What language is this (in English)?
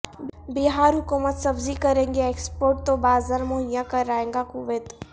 Urdu